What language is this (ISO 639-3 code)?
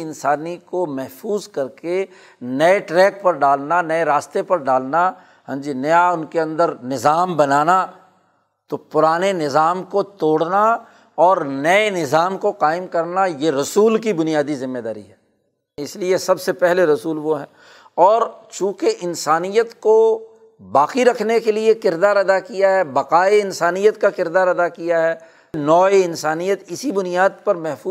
urd